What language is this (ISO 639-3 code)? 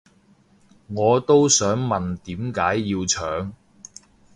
yue